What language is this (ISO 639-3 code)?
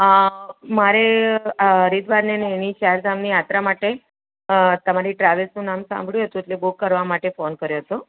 guj